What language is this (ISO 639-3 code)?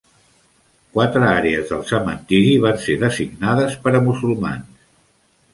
cat